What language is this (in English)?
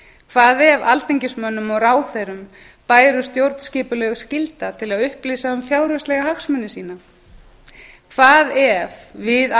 Icelandic